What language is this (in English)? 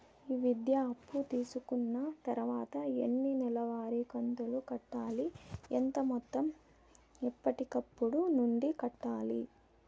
Telugu